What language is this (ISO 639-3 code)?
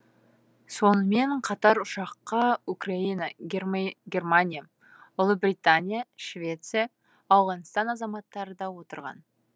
kaz